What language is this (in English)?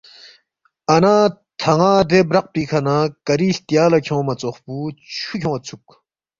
Balti